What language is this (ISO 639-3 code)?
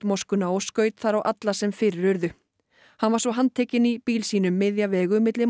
isl